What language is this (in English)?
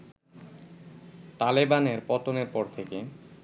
Bangla